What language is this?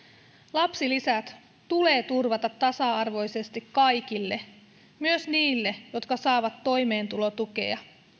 Finnish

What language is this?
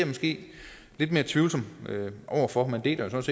Danish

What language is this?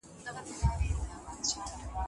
Pashto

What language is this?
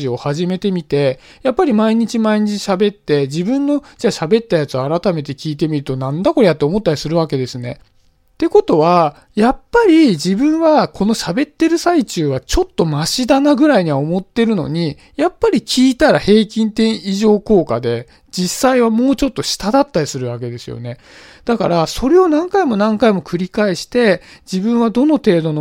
Japanese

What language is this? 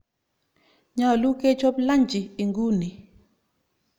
Kalenjin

